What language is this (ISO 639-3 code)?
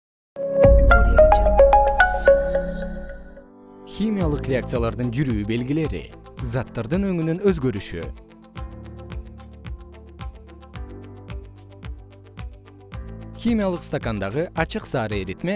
kir